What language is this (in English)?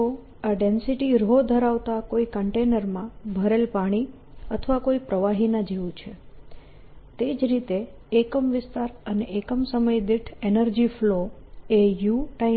Gujarati